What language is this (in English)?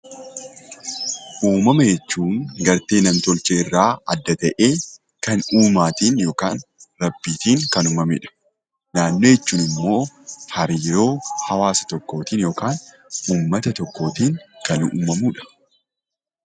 Oromo